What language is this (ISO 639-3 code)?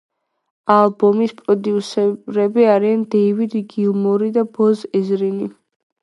kat